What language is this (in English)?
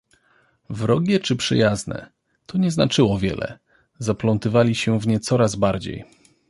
Polish